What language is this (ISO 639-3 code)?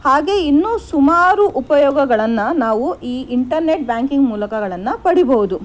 kan